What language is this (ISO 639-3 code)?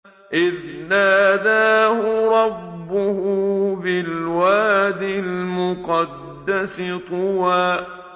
ara